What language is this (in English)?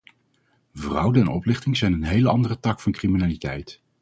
Dutch